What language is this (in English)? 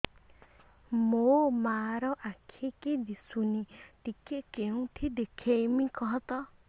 Odia